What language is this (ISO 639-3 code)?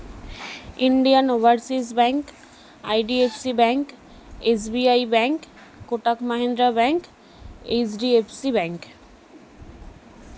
ben